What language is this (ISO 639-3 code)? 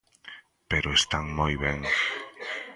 glg